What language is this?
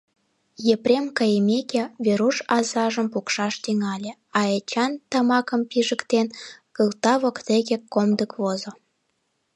Mari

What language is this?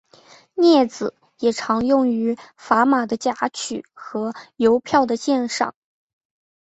Chinese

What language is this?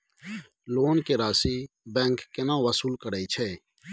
Maithili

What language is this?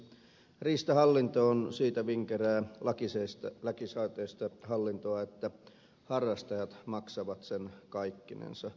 Finnish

